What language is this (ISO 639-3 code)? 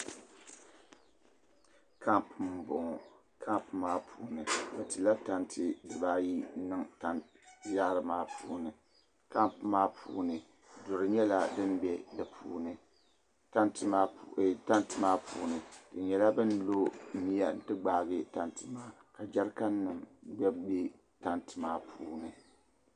dag